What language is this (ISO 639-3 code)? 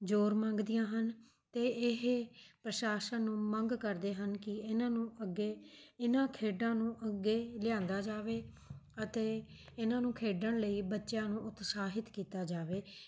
pan